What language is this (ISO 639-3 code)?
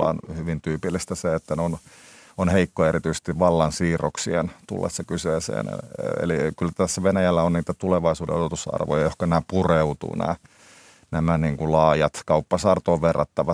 fin